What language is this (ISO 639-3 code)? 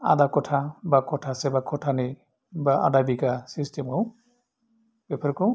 brx